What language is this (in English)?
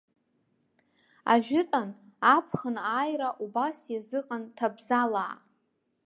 Abkhazian